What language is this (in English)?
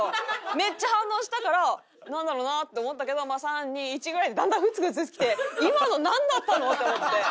Japanese